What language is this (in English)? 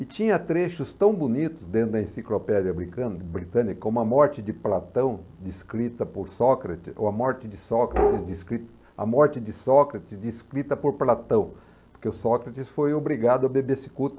Portuguese